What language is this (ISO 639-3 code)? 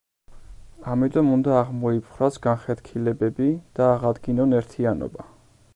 kat